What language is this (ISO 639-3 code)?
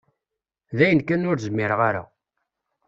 kab